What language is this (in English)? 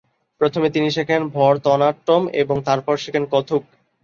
Bangla